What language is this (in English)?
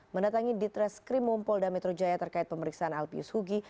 Indonesian